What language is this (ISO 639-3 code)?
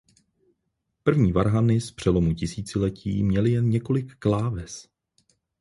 ces